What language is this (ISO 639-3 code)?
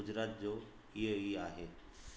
snd